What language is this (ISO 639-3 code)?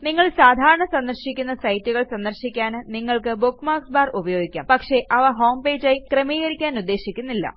mal